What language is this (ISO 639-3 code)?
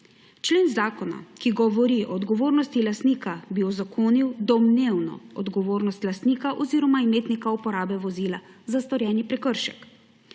slv